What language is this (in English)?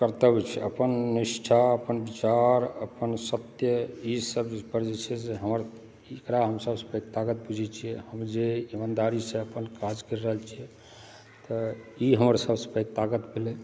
Maithili